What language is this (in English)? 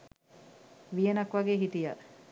Sinhala